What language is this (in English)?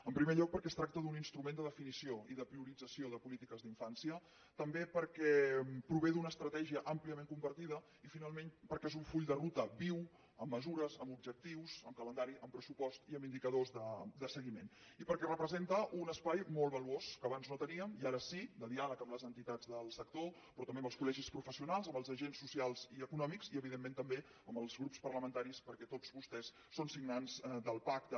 Catalan